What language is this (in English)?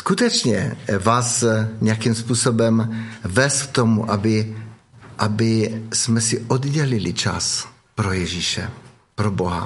Czech